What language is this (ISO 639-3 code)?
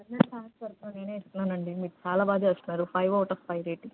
tel